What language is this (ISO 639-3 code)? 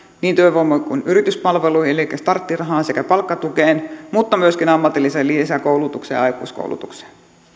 fin